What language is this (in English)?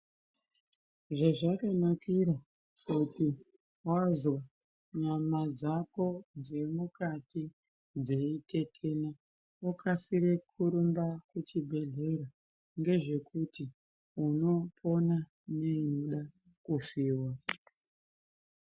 Ndau